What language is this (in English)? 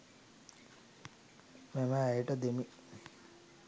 Sinhala